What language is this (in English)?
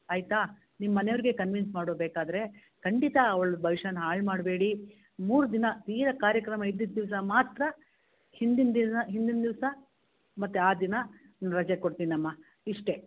Kannada